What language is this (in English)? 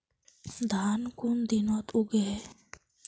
Magahi